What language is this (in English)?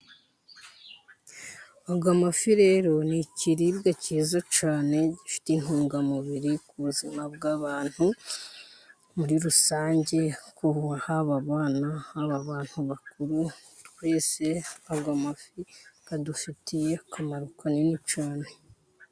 Kinyarwanda